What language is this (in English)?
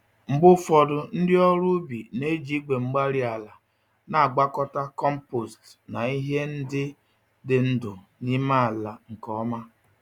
Igbo